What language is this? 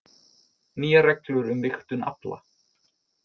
Icelandic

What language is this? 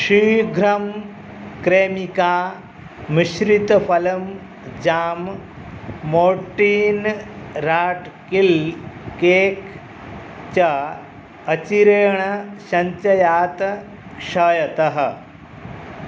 Sanskrit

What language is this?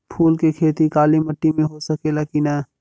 Bhojpuri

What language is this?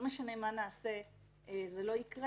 Hebrew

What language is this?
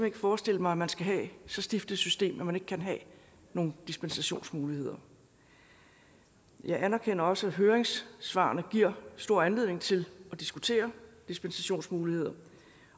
Danish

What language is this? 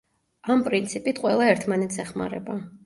Georgian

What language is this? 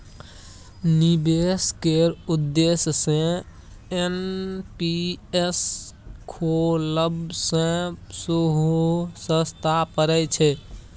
Maithili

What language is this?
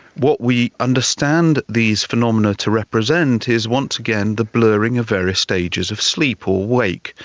English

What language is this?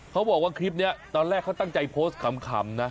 Thai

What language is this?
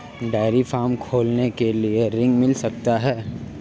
Hindi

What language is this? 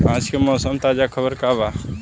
Bhojpuri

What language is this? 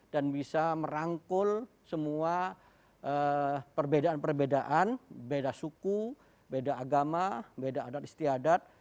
Indonesian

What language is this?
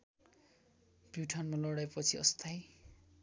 Nepali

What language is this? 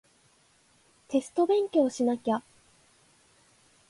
Japanese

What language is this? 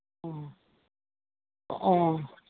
Manipuri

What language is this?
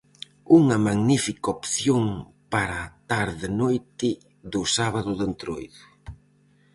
Galician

